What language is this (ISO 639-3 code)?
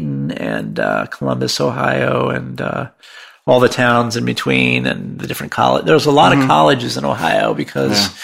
eng